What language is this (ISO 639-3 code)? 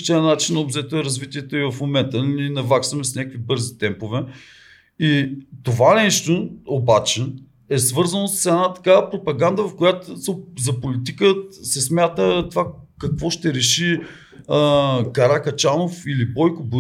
bul